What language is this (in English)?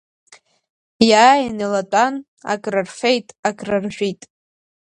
Abkhazian